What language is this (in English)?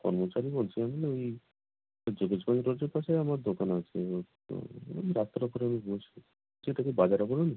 Bangla